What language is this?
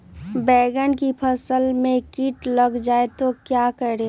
Magahi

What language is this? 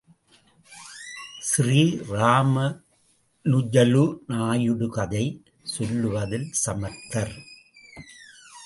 Tamil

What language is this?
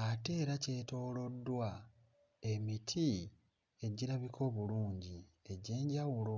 Ganda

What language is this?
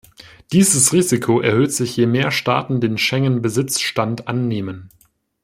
German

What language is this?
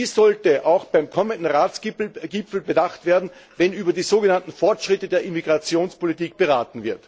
German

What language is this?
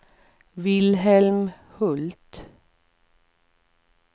Swedish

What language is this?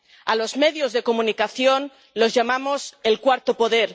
Spanish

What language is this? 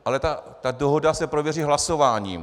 Czech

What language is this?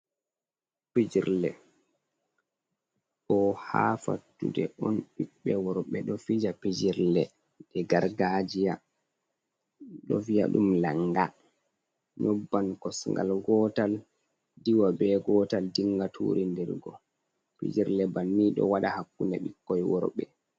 Fula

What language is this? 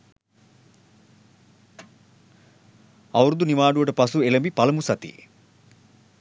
Sinhala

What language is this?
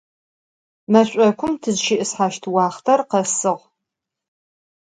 Adyghe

